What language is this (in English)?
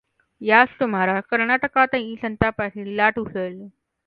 Marathi